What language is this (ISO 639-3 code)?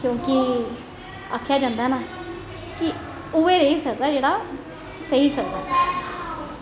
doi